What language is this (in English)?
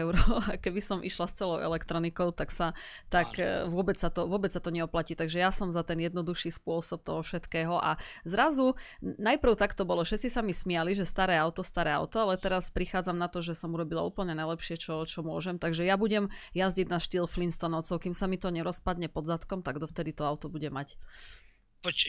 Slovak